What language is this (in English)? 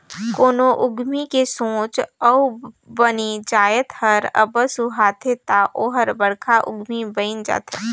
Chhattisgarhi